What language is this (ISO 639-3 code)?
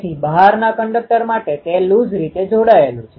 guj